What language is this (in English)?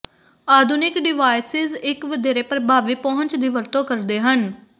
Punjabi